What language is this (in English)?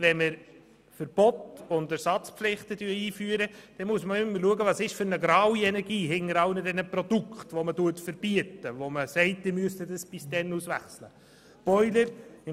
Swiss German